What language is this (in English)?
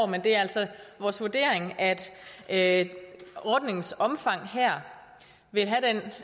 Danish